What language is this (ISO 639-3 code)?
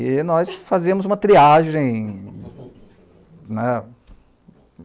por